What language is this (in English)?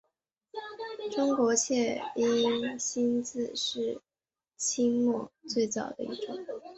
Chinese